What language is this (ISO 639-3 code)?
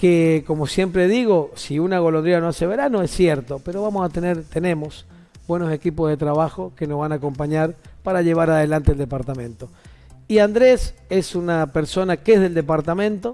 spa